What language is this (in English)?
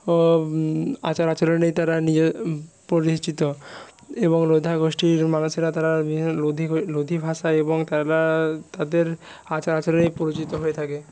Bangla